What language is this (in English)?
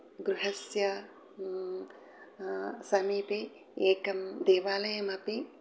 Sanskrit